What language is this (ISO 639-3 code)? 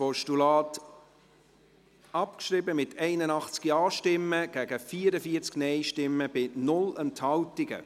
gsw